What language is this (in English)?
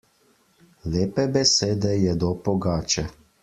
Slovenian